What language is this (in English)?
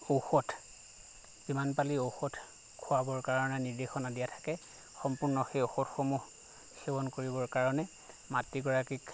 Assamese